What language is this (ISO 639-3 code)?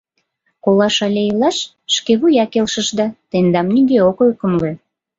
chm